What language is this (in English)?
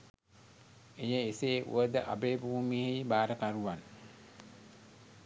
Sinhala